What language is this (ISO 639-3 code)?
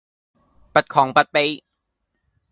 yue